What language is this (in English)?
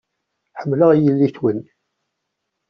Kabyle